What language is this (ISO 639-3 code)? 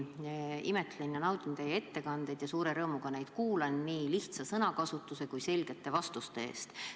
est